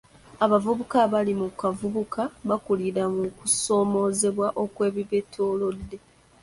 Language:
Ganda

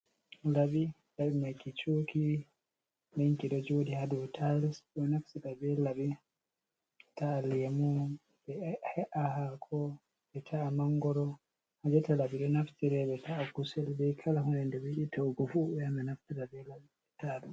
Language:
Fula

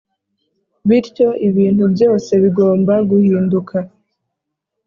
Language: Kinyarwanda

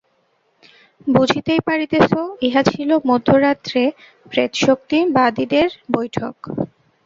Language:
Bangla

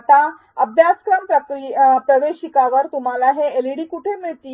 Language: Marathi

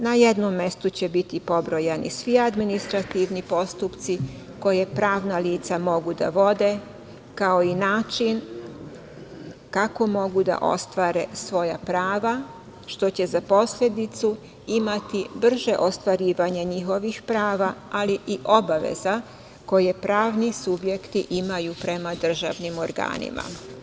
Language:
Serbian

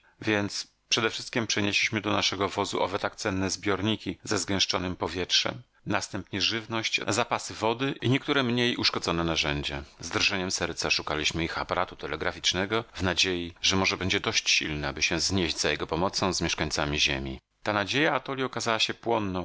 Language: Polish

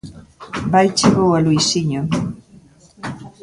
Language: Galician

